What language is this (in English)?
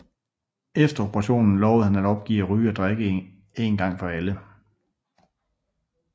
Danish